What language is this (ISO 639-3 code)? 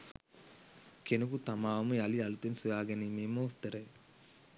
sin